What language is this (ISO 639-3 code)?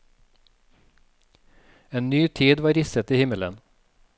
nor